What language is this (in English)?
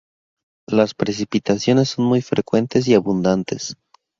Spanish